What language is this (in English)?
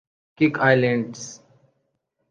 Urdu